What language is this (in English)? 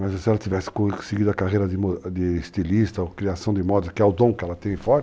Portuguese